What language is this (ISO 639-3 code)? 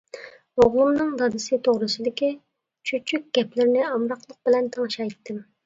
uig